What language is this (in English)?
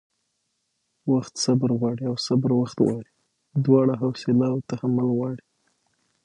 Pashto